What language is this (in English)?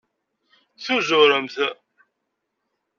Kabyle